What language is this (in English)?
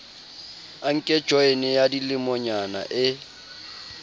Southern Sotho